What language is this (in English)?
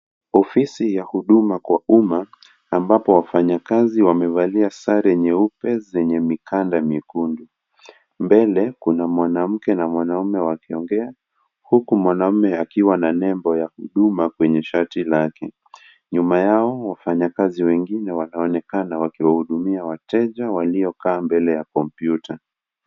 Swahili